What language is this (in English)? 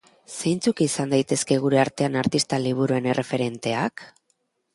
Basque